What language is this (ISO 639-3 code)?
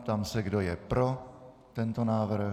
ces